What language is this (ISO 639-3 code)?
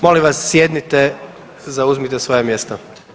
hrv